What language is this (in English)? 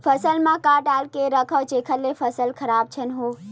Chhattisgarhi